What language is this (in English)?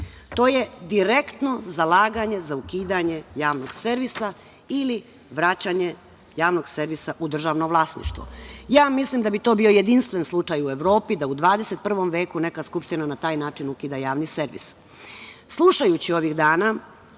Serbian